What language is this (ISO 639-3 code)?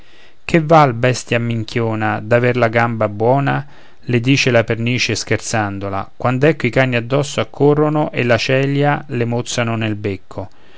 ita